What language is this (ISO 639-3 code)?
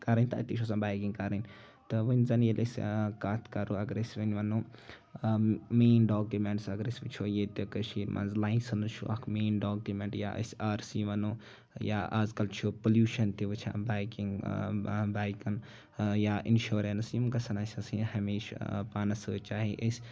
kas